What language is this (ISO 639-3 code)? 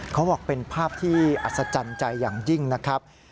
tha